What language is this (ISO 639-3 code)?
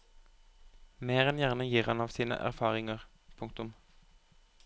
nor